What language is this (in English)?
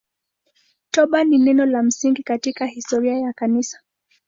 Swahili